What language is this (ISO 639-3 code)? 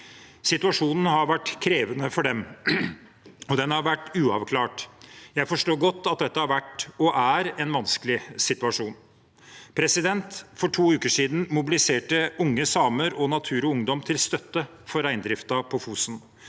nor